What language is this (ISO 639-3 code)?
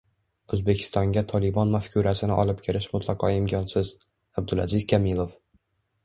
uzb